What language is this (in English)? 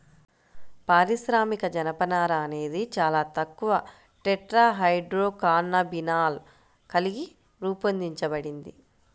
Telugu